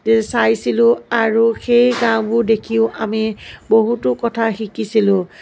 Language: Assamese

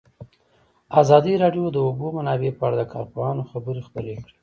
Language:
Pashto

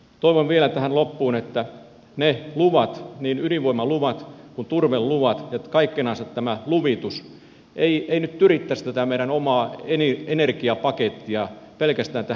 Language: Finnish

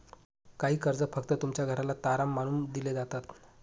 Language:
Marathi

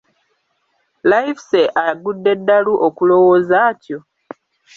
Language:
Ganda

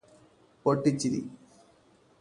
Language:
Malayalam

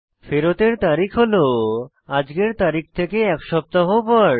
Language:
Bangla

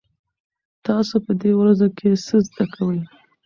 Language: Pashto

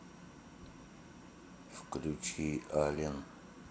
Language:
Russian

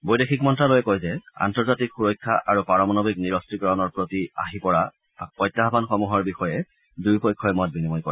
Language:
Assamese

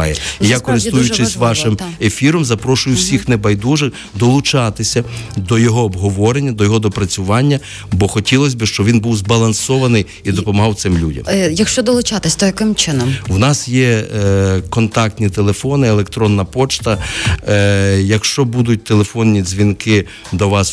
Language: Ukrainian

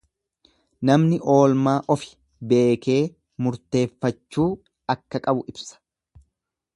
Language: Oromo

